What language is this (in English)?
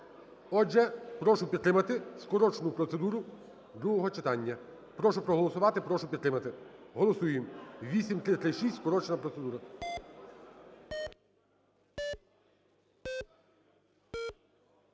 Ukrainian